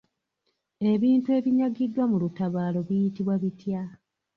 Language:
Ganda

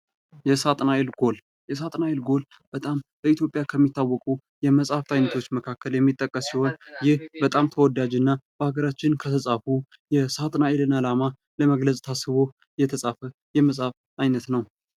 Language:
Amharic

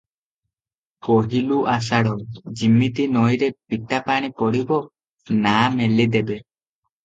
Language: Odia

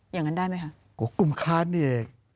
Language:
Thai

